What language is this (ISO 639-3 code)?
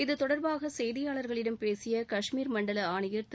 tam